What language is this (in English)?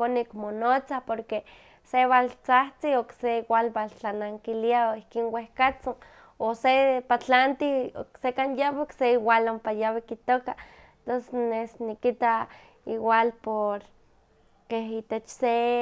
Huaxcaleca Nahuatl